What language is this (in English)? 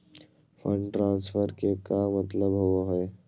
Magahi